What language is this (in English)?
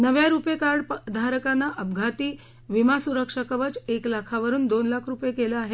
Marathi